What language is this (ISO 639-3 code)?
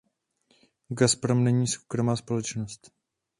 ces